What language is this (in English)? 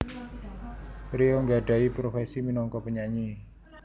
Javanese